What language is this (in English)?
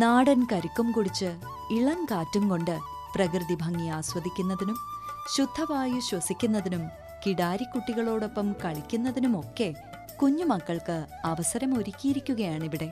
Malayalam